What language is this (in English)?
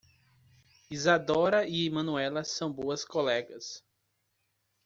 Portuguese